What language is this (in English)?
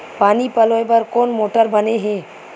Chhattisgarhi